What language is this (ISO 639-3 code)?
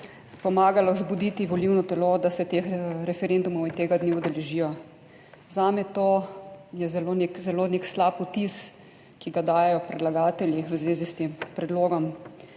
slv